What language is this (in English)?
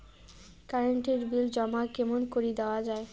Bangla